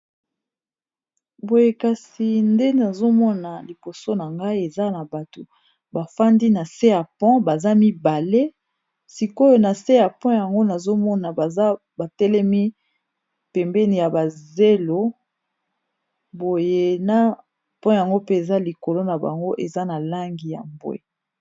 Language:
Lingala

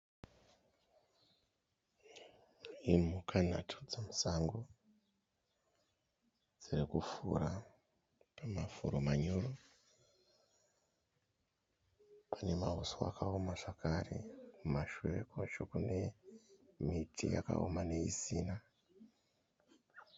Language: Shona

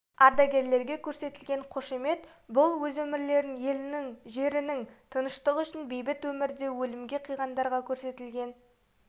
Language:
Kazakh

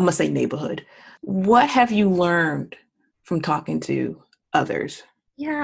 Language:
English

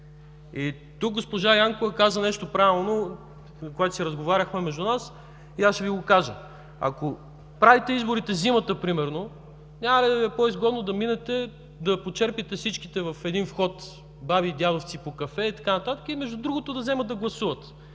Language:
Bulgarian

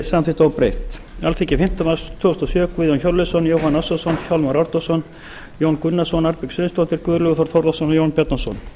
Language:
Icelandic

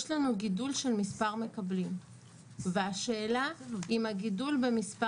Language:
Hebrew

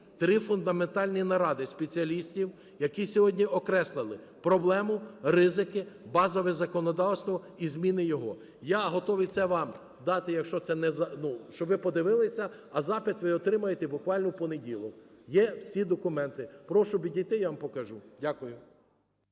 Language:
Ukrainian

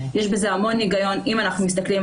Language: Hebrew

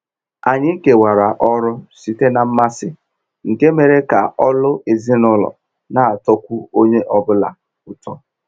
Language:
Igbo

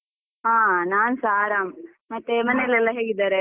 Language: Kannada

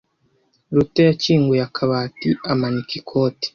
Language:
Kinyarwanda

